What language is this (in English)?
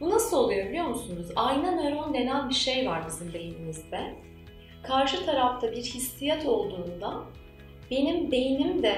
Turkish